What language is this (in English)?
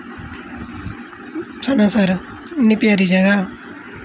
Dogri